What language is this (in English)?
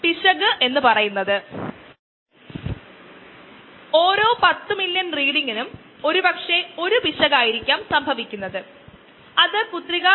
Malayalam